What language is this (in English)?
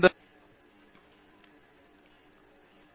Tamil